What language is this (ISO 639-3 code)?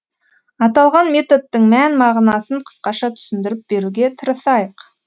kaz